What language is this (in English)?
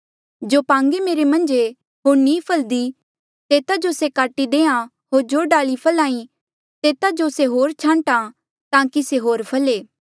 Mandeali